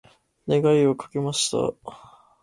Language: Japanese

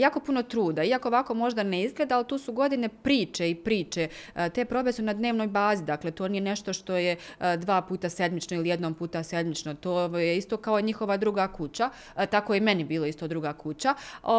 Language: Croatian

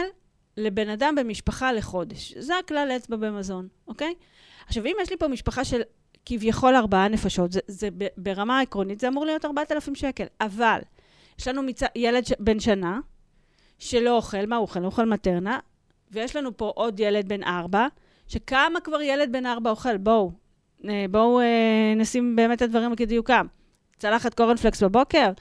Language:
Hebrew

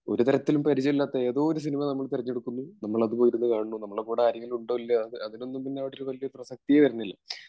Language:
Malayalam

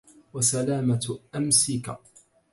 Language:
Arabic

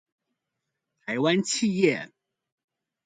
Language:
Chinese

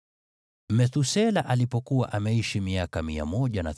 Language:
Swahili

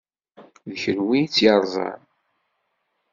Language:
Kabyle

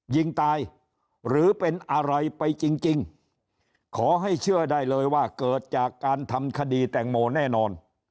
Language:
Thai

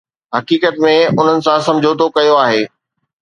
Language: Sindhi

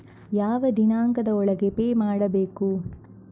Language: Kannada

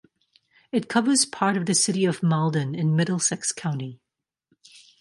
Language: English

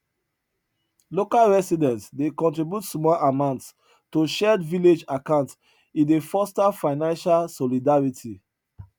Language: Nigerian Pidgin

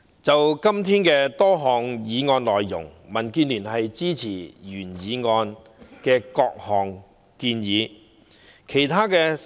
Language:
Cantonese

